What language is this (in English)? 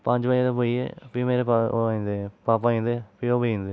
Dogri